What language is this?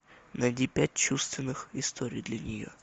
Russian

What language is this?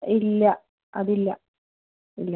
Malayalam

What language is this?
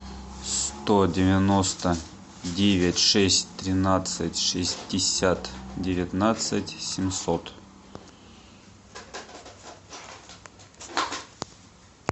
Russian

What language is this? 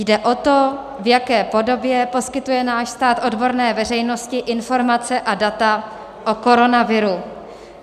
Czech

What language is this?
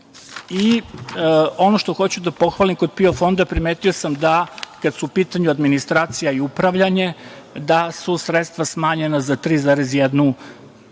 Serbian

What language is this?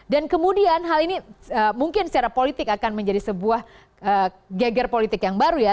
Indonesian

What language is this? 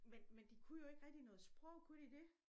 Danish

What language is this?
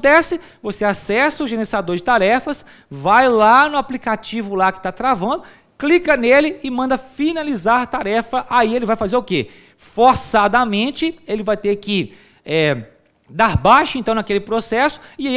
Portuguese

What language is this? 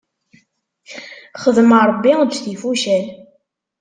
Kabyle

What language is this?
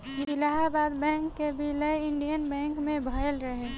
Bhojpuri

